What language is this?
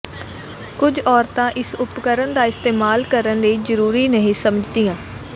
Punjabi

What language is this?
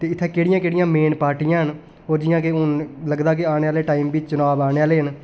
Dogri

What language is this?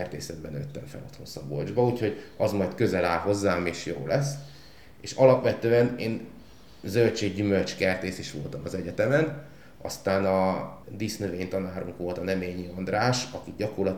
Hungarian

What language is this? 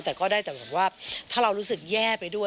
Thai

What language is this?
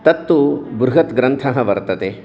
Sanskrit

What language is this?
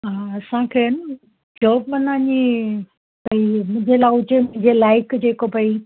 Sindhi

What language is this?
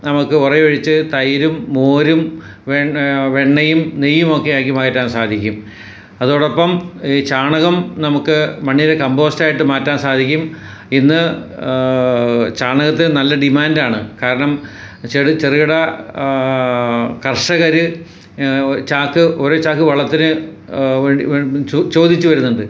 Malayalam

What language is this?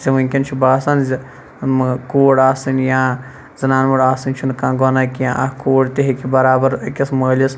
Kashmiri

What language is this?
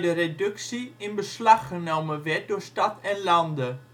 Dutch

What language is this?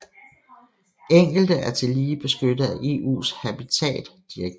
Danish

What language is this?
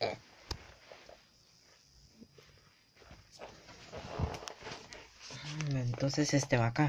Spanish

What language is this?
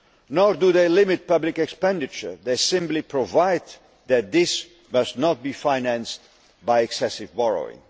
English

